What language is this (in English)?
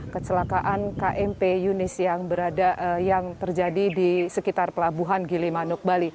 Indonesian